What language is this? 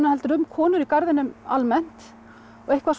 Icelandic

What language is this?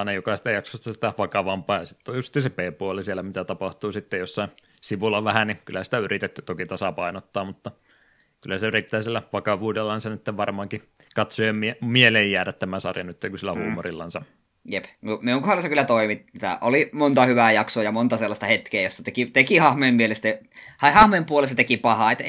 Finnish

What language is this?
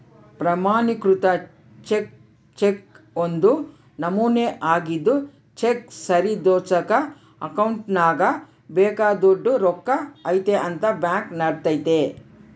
Kannada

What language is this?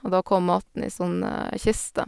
Norwegian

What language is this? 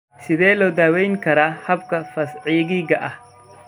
Somali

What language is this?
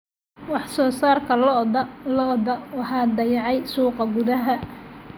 Somali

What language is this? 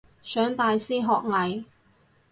Cantonese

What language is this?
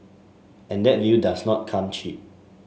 English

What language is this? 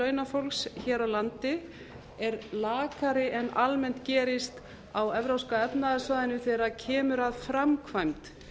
Icelandic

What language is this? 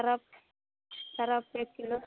Maithili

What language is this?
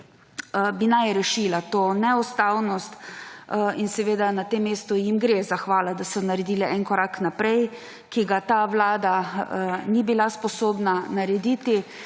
Slovenian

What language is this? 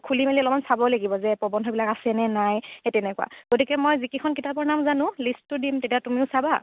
Assamese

